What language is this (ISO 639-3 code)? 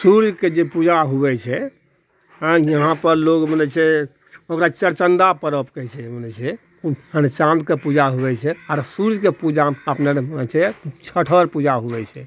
mai